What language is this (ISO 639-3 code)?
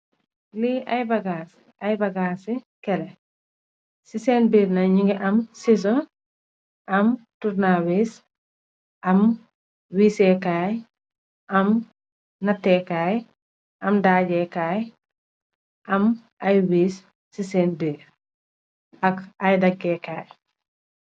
wol